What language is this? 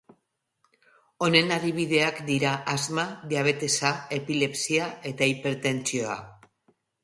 Basque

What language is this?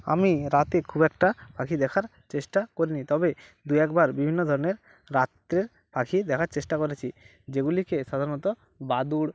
Bangla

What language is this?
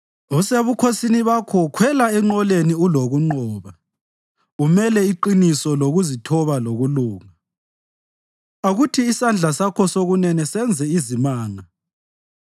North Ndebele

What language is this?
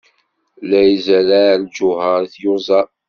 Kabyle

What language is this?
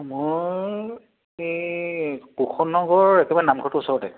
Assamese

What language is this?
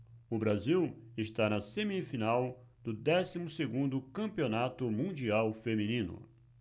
Portuguese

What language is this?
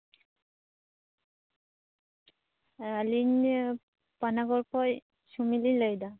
Santali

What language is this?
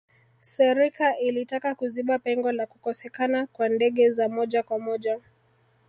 Swahili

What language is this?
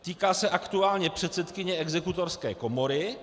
Czech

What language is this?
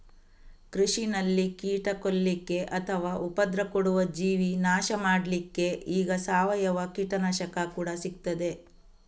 Kannada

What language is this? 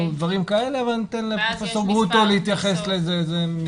Hebrew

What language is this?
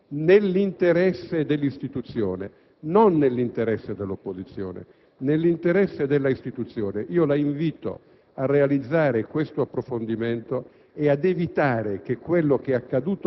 Italian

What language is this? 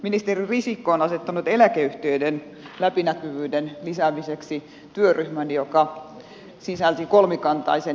Finnish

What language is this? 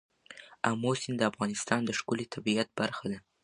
Pashto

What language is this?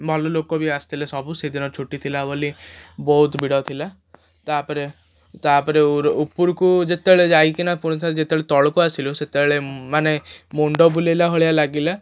Odia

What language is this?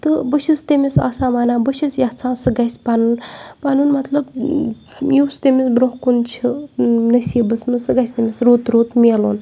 Kashmiri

